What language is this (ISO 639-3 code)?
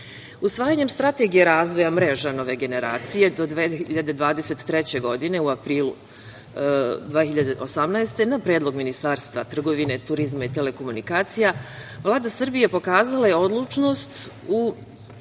srp